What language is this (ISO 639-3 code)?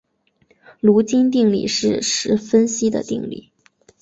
zho